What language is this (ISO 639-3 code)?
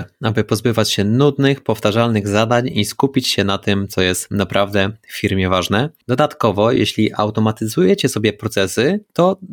pol